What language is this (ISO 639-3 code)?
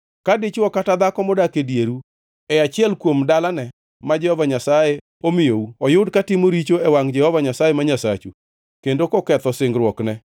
luo